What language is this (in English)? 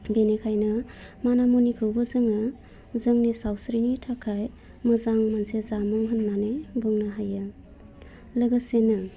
Bodo